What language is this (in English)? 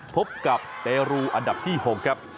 Thai